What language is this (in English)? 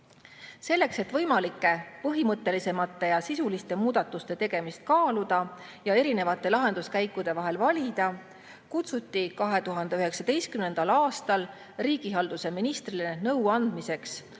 Estonian